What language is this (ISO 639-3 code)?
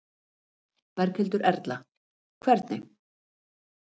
isl